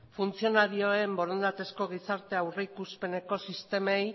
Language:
Basque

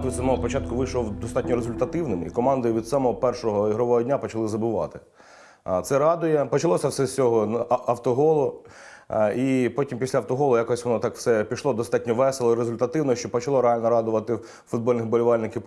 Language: Ukrainian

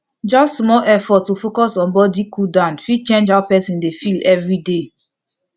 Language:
Nigerian Pidgin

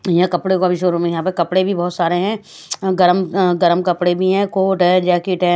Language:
Hindi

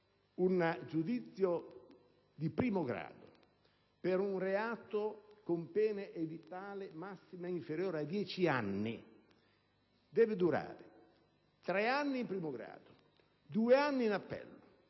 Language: Italian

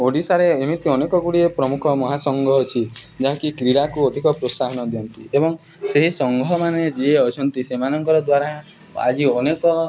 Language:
Odia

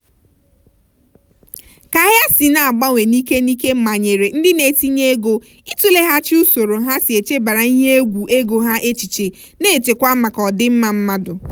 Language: Igbo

